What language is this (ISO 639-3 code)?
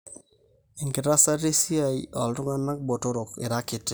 mas